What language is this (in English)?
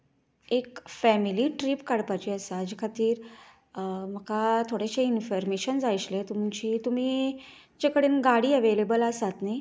Konkani